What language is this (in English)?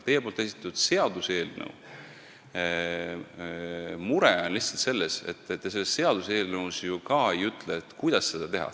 Estonian